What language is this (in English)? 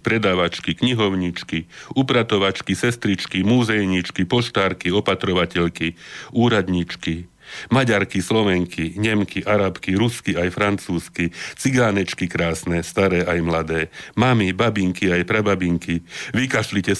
Slovak